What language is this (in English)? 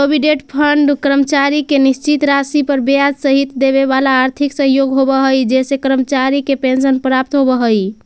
Magahi